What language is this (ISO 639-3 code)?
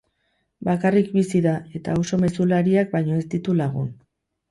eus